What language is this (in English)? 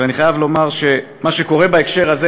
Hebrew